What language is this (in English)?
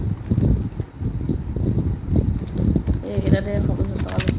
Assamese